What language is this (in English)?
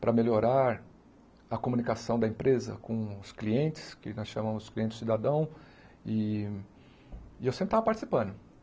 Portuguese